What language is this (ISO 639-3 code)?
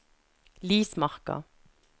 nor